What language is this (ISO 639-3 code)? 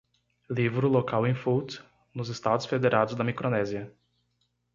por